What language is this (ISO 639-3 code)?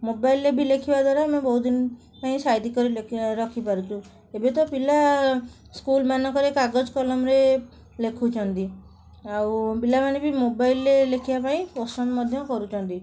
ori